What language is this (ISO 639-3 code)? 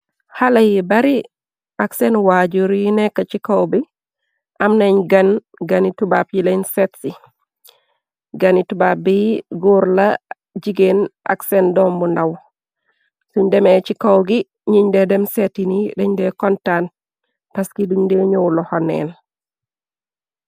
wol